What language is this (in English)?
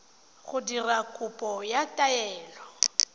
Tswana